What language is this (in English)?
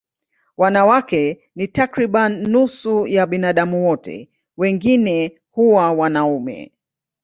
Swahili